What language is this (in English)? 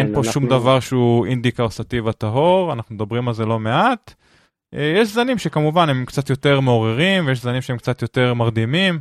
Hebrew